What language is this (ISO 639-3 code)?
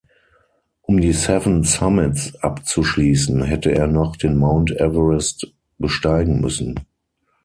deu